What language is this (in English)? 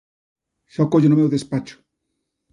Galician